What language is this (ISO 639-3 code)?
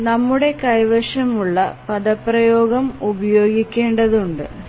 mal